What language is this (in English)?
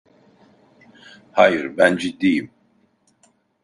Turkish